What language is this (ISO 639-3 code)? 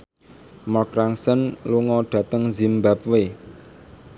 jav